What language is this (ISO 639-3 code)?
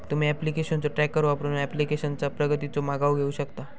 mar